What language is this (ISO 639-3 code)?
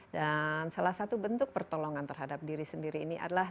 ind